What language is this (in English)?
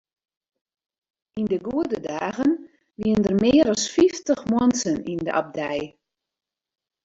Western Frisian